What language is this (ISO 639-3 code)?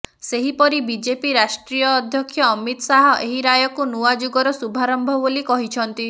ori